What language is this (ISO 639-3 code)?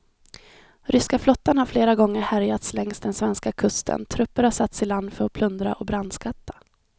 swe